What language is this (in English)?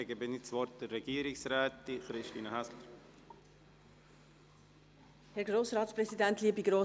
Swiss German